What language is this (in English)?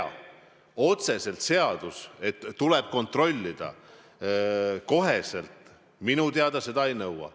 Estonian